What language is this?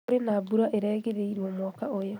Kikuyu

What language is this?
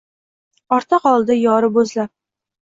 Uzbek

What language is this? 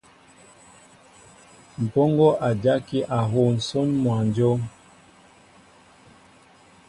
Mbo (Cameroon)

